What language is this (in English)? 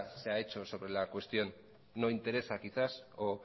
Spanish